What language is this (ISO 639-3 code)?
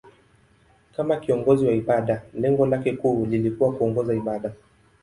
swa